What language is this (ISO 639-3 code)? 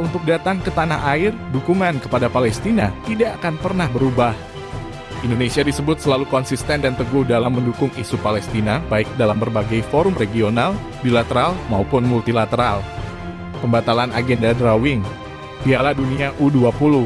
ind